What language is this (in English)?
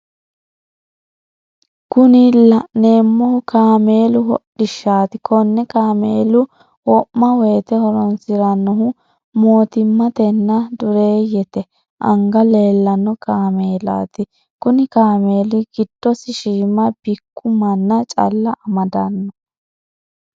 Sidamo